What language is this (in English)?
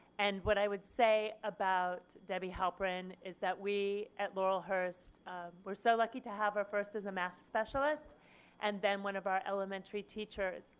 English